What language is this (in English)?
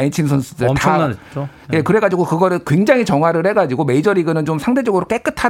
Korean